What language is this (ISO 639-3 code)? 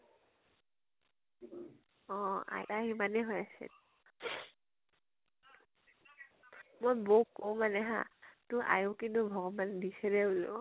asm